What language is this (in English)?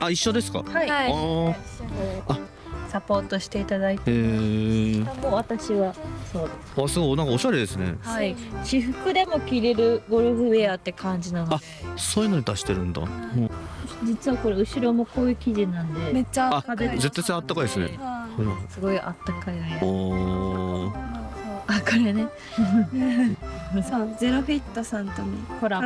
Japanese